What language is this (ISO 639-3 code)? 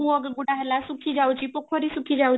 ori